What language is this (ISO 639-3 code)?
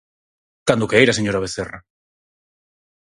glg